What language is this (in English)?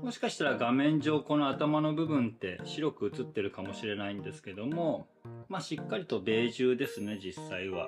Japanese